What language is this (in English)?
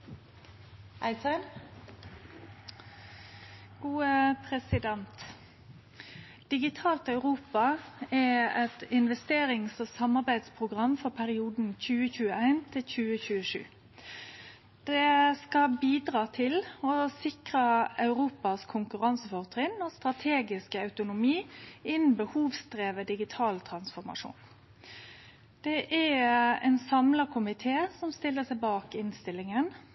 Norwegian